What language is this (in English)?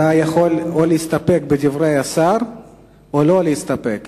Hebrew